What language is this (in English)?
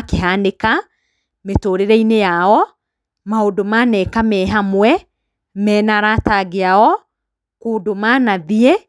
Kikuyu